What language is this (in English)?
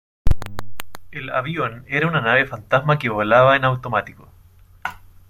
Spanish